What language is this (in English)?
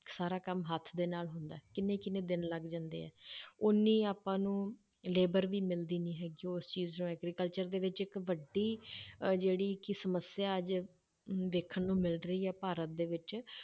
Punjabi